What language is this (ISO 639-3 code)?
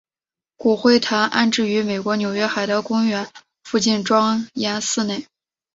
zho